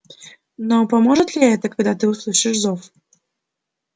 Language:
Russian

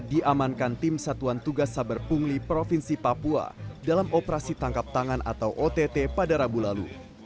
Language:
Indonesian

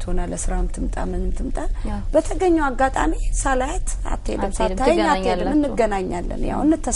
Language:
Arabic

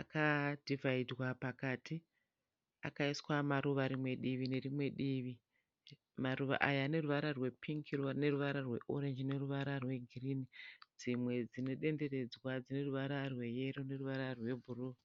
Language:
Shona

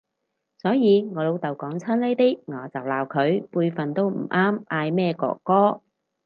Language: Cantonese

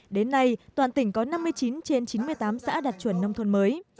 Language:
Vietnamese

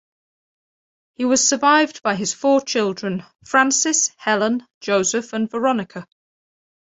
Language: English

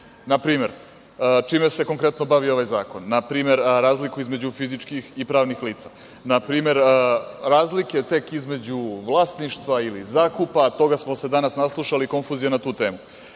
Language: Serbian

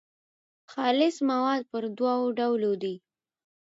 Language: Pashto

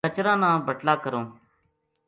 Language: Gujari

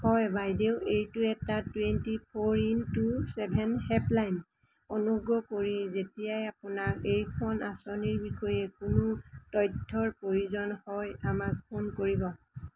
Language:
Assamese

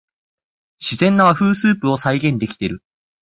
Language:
Japanese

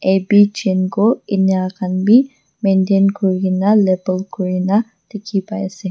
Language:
Naga Pidgin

